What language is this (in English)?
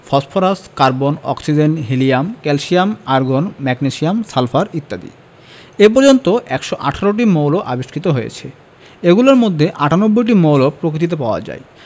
Bangla